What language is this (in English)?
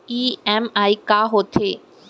Chhattisgarhi